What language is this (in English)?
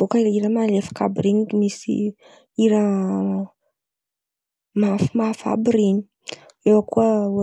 Antankarana Malagasy